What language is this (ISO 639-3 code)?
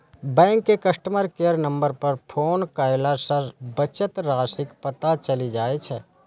mai